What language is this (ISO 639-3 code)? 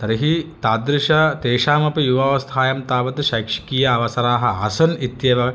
san